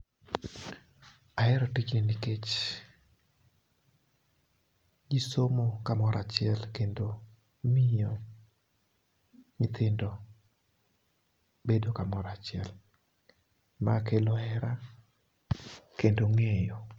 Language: Luo (Kenya and Tanzania)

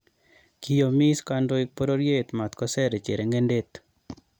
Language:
Kalenjin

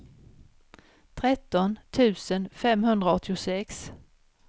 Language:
Swedish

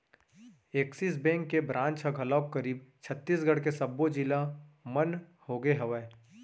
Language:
Chhattisgarhi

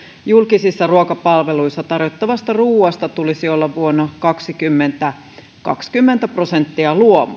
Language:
Finnish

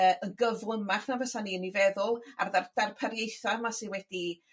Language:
Welsh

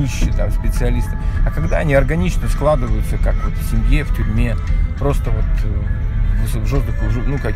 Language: Russian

